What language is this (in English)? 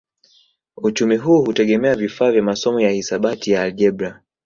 Swahili